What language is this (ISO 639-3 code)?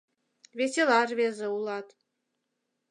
chm